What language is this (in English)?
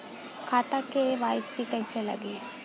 Bhojpuri